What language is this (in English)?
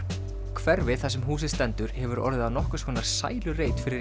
Icelandic